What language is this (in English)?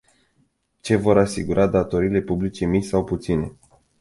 Romanian